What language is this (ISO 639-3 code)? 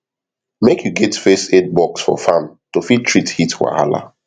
pcm